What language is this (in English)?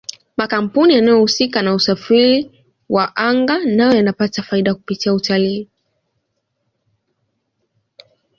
Swahili